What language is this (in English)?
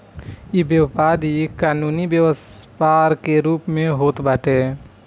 Bhojpuri